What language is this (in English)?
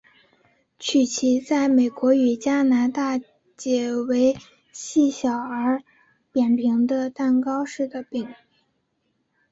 Chinese